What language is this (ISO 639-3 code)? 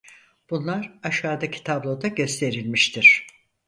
tur